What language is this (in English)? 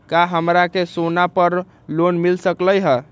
Magahi